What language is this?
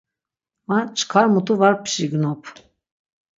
Laz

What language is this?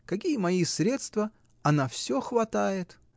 Russian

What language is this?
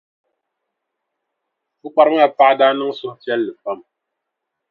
Dagbani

